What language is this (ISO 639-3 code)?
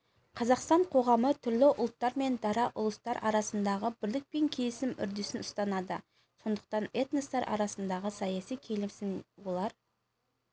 kaz